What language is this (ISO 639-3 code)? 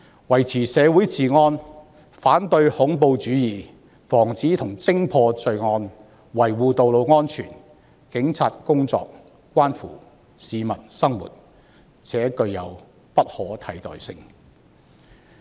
yue